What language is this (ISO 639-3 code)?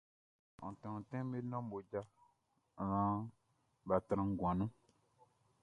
bci